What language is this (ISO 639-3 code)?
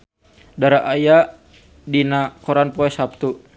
sun